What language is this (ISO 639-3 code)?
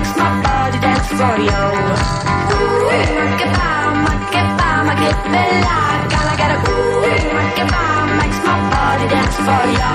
ell